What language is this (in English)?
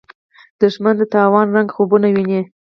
Pashto